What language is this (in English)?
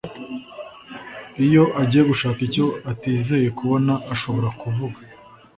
Kinyarwanda